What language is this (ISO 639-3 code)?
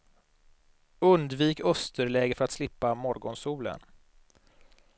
swe